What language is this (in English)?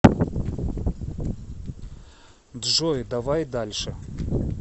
Russian